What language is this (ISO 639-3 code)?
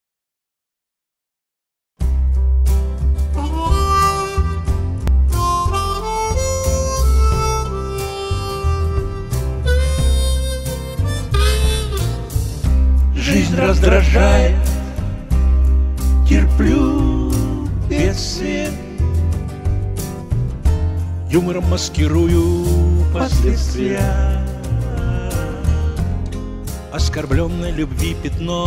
rus